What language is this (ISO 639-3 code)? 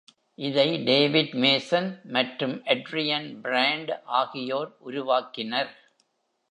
tam